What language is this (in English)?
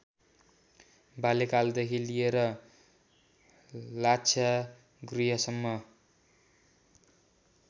Nepali